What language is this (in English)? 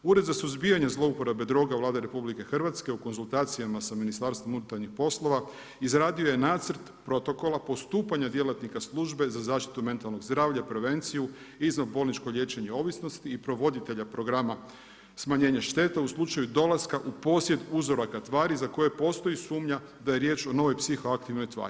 Croatian